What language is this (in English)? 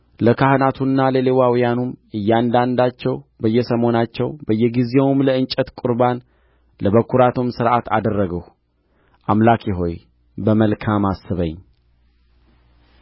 Amharic